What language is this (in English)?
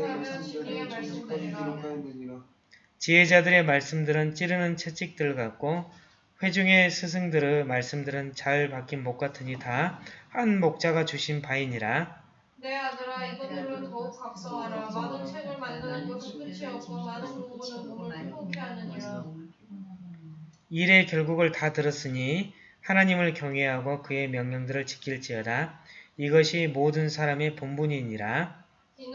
Korean